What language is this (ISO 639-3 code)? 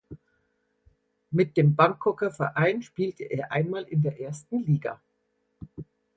deu